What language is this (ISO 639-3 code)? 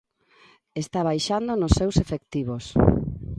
glg